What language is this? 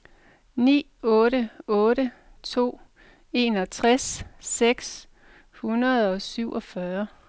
Danish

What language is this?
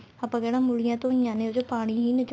Punjabi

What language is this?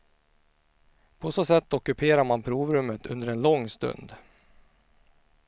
Swedish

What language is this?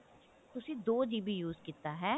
Punjabi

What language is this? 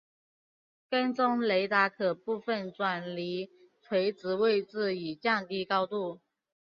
Chinese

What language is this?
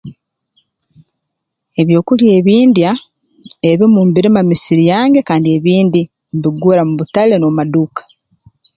Tooro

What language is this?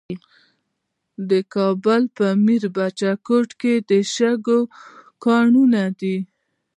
Pashto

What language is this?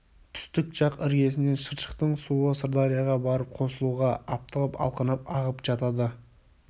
Kazakh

